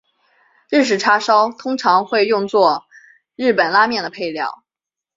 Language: Chinese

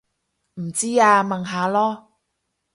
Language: Cantonese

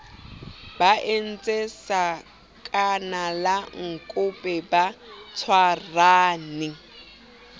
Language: Southern Sotho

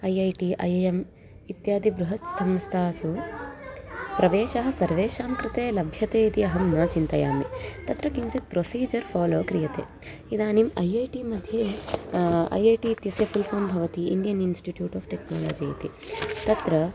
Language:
Sanskrit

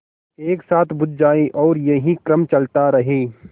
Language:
Hindi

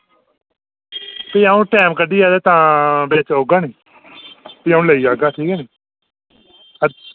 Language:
Dogri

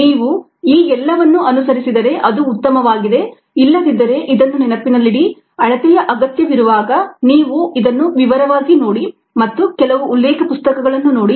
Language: Kannada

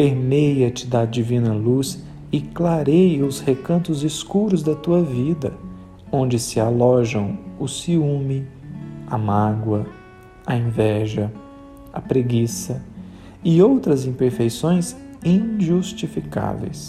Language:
Portuguese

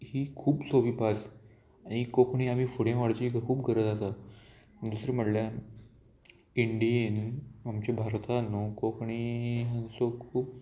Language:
Konkani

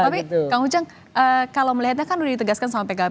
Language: Indonesian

